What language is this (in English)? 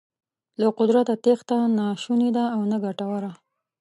Pashto